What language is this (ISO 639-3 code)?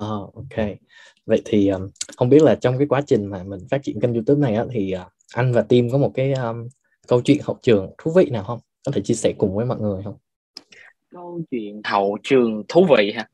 vie